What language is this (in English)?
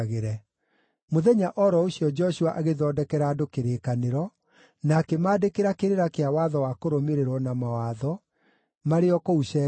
Kikuyu